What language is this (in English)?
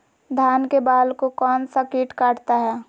Magahi